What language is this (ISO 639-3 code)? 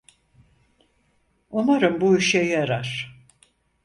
tur